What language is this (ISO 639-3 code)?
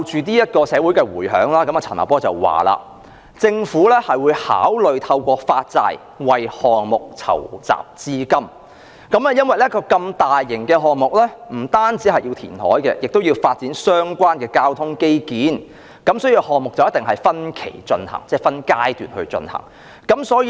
yue